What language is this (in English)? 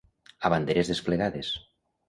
Catalan